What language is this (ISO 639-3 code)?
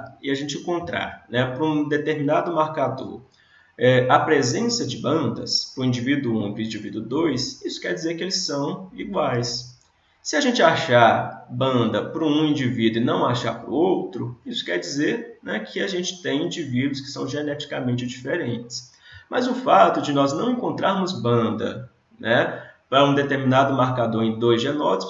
por